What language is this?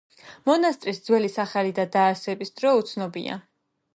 Georgian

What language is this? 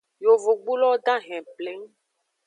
Aja (Benin)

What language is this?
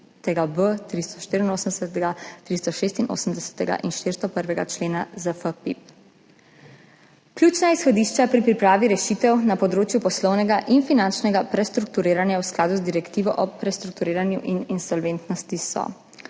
Slovenian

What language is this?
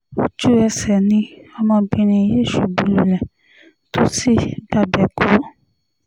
Yoruba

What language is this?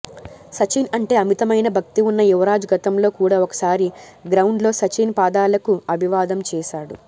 Telugu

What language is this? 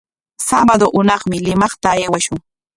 Corongo Ancash Quechua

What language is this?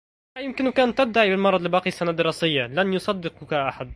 Arabic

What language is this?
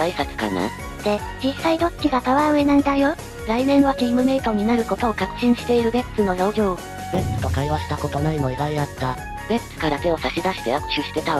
Japanese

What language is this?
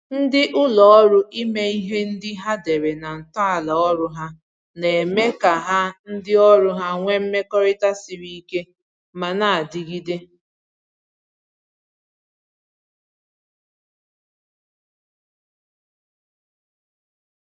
Igbo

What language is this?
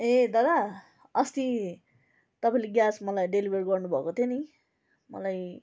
Nepali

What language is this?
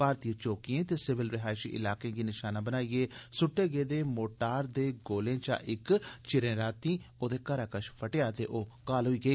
Dogri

